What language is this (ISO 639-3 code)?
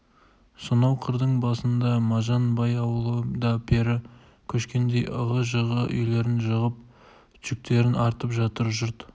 kaz